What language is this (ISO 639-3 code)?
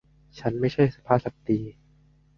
tha